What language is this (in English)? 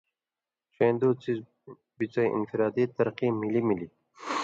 Indus Kohistani